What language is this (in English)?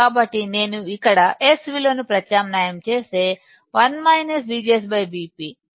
Telugu